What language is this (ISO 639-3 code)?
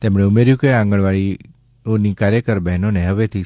guj